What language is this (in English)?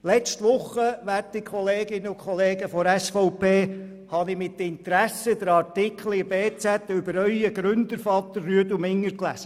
Swiss German